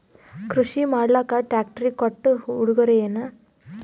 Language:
Kannada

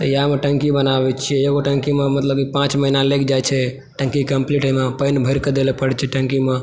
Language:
Maithili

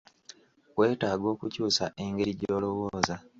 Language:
Ganda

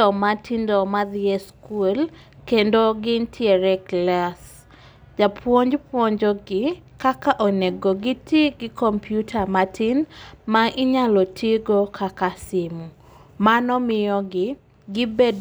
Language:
Luo (Kenya and Tanzania)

